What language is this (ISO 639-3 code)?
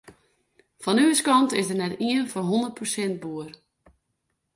fry